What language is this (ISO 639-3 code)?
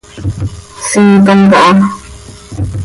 sei